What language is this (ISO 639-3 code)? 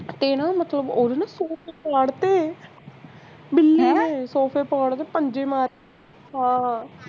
pan